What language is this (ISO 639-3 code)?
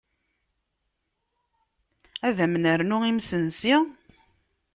kab